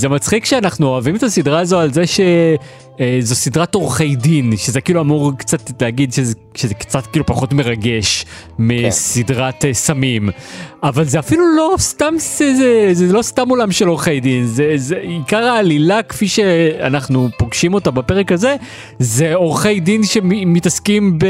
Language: Hebrew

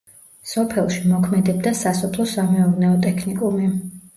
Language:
Georgian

